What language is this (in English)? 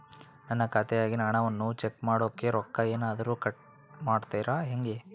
Kannada